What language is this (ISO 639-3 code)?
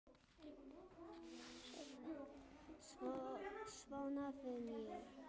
isl